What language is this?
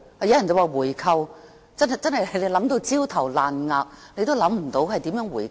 Cantonese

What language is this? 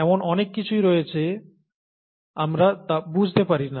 Bangla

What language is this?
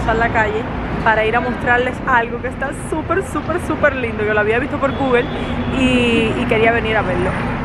Spanish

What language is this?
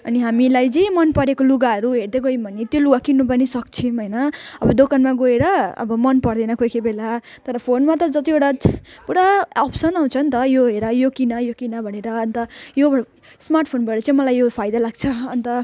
Nepali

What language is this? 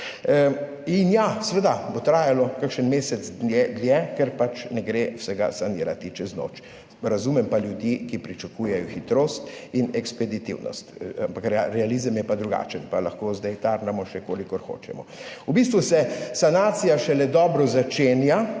Slovenian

